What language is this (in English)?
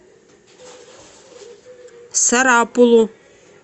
Russian